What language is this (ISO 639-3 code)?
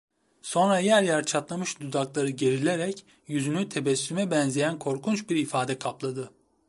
tur